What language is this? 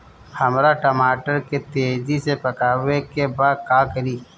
Bhojpuri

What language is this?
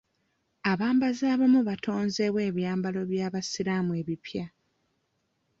Ganda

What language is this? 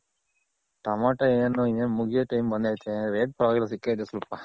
Kannada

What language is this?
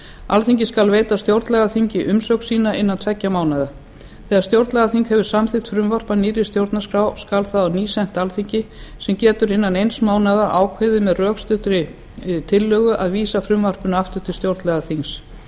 Icelandic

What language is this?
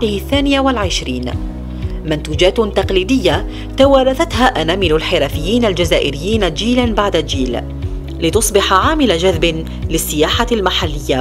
Arabic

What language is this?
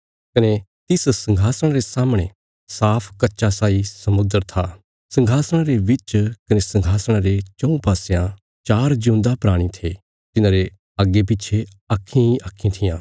Bilaspuri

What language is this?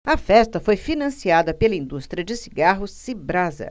Portuguese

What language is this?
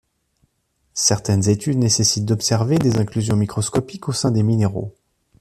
French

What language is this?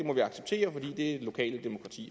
Danish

